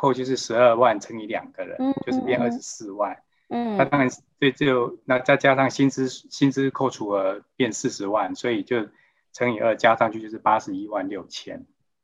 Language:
Chinese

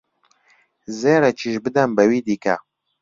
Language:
Central Kurdish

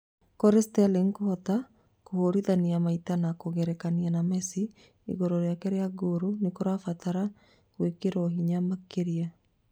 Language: Kikuyu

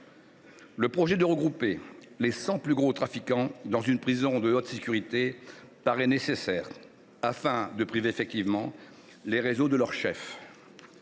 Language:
French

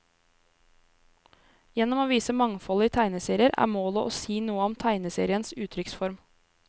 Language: Norwegian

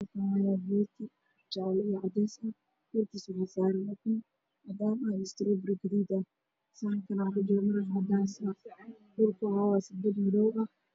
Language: Somali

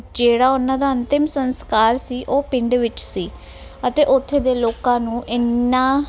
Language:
Punjabi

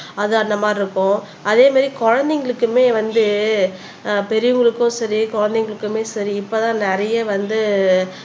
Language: Tamil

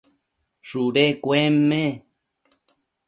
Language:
Matsés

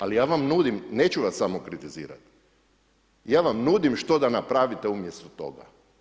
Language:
Croatian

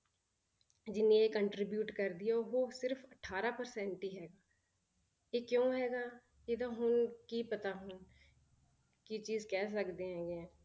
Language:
Punjabi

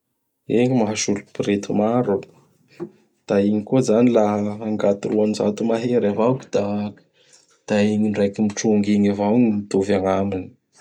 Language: Bara Malagasy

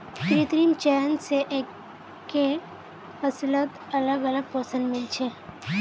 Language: Magahi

